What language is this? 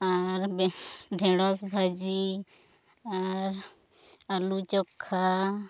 Santali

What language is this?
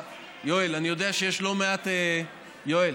Hebrew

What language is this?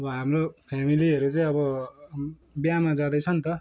Nepali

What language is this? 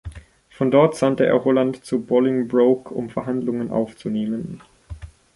German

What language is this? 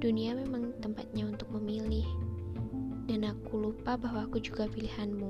Indonesian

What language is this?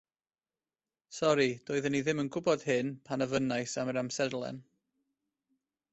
Welsh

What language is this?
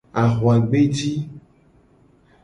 Gen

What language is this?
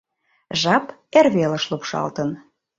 Mari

